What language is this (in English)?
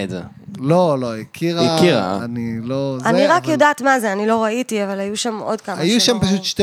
Hebrew